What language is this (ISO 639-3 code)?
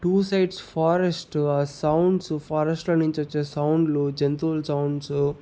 tel